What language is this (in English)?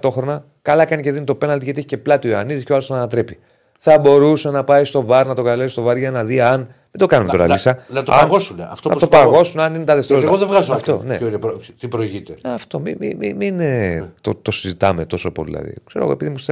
Greek